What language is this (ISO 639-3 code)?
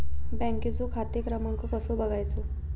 mar